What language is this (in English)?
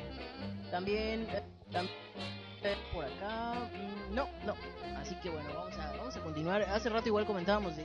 Spanish